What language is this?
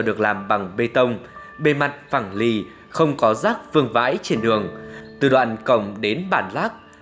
Vietnamese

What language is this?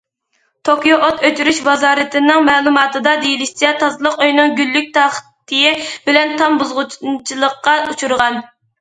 Uyghur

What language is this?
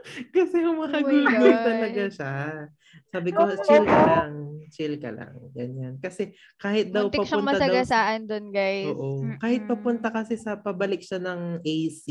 Filipino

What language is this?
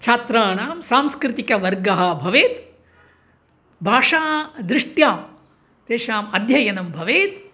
Sanskrit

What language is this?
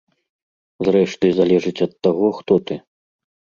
Belarusian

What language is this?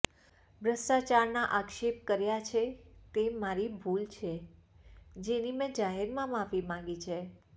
Gujarati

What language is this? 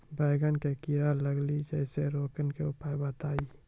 Maithili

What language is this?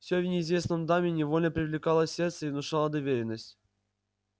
Russian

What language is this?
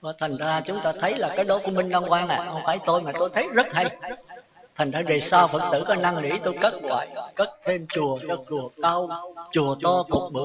Vietnamese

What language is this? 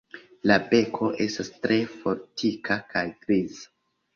Esperanto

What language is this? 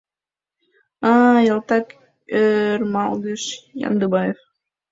Mari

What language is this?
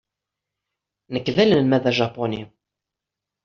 Kabyle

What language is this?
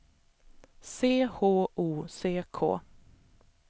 Swedish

